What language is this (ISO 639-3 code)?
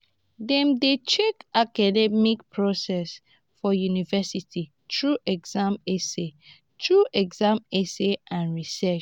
pcm